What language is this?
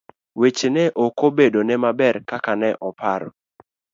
Luo (Kenya and Tanzania)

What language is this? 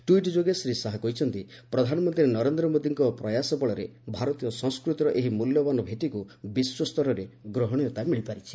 Odia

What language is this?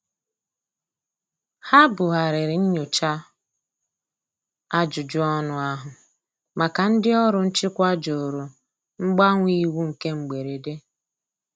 Igbo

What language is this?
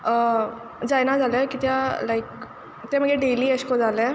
Konkani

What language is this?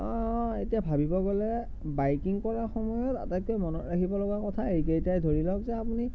Assamese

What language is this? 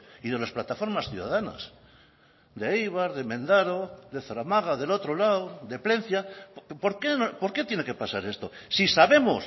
Spanish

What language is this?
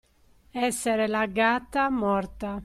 Italian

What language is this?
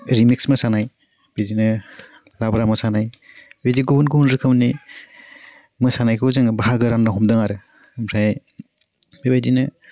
Bodo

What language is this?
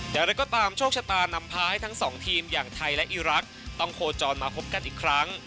Thai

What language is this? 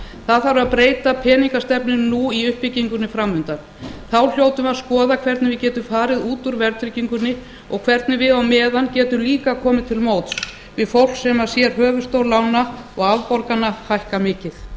Icelandic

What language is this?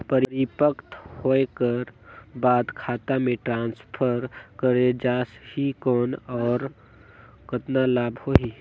Chhattisgarhi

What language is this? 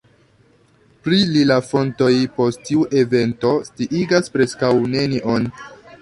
Esperanto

